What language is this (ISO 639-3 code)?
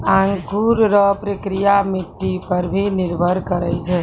mai